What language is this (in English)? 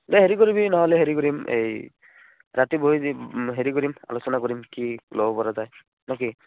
Assamese